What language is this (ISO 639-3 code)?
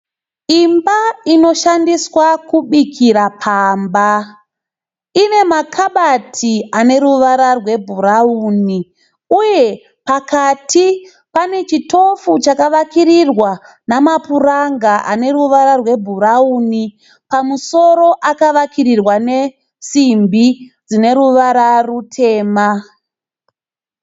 sna